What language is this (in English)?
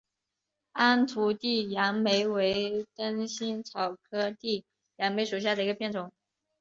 Chinese